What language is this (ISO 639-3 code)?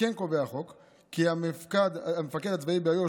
heb